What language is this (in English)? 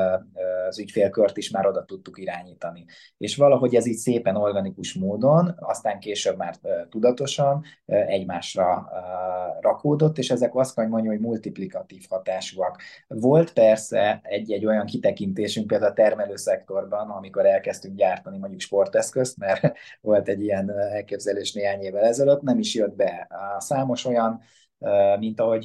Hungarian